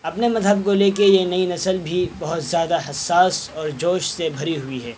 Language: Urdu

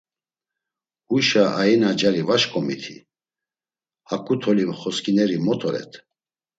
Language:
Laz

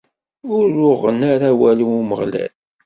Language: Kabyle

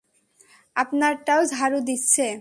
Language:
Bangla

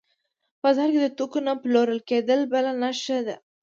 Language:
Pashto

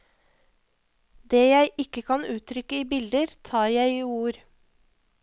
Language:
Norwegian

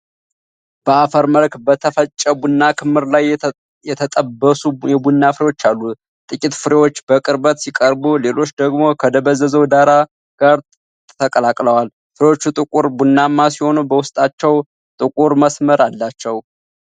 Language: Amharic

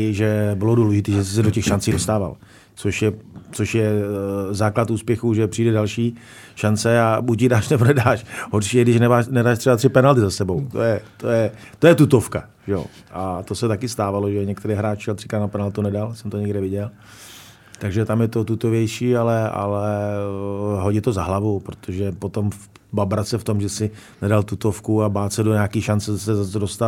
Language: Czech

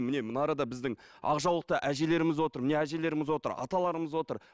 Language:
Kazakh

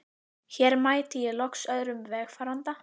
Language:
Icelandic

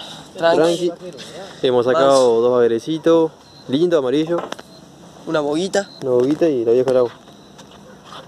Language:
Spanish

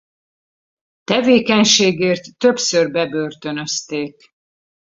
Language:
Hungarian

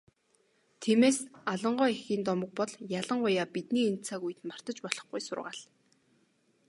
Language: Mongolian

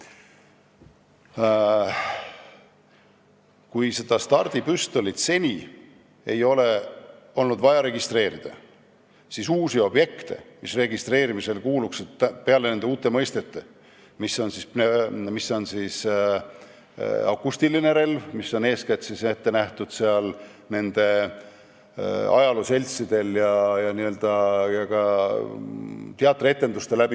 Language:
Estonian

